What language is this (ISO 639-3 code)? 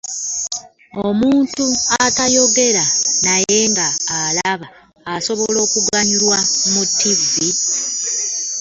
lug